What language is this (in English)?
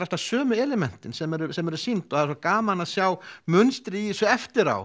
Icelandic